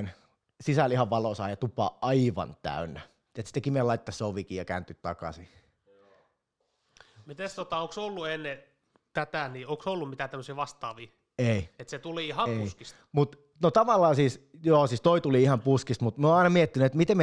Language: Finnish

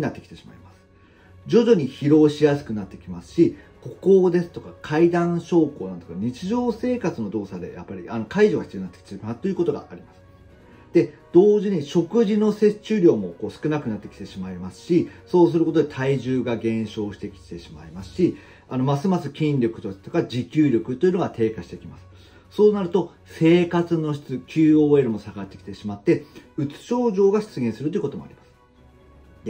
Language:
Japanese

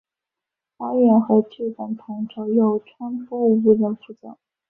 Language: Chinese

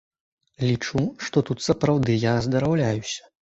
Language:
Belarusian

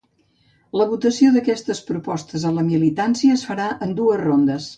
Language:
Catalan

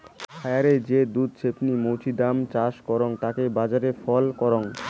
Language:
Bangla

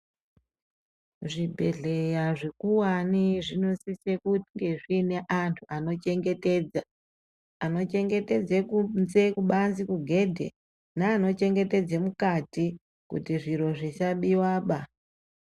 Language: Ndau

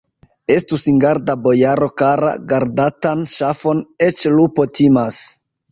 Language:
Esperanto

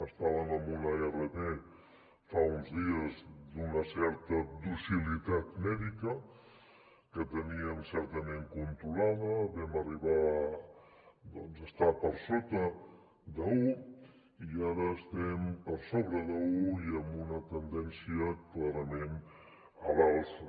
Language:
Catalan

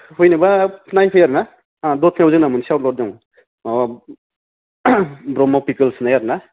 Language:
Bodo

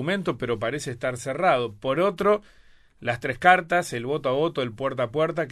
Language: Spanish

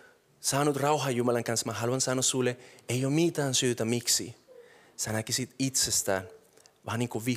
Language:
Finnish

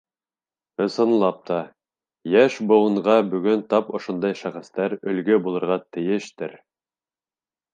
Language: Bashkir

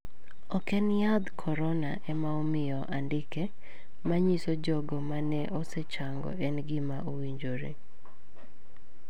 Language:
Luo (Kenya and Tanzania)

